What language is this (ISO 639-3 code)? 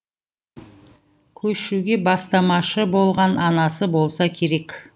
kaz